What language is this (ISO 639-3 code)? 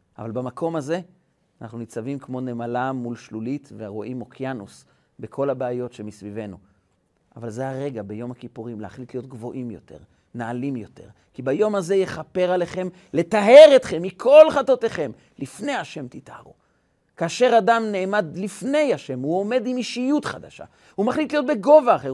heb